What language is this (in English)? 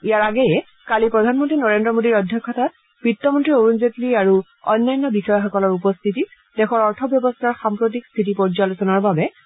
Assamese